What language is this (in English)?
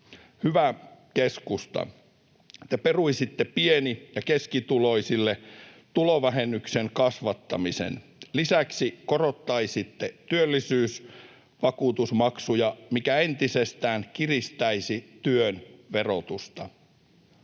Finnish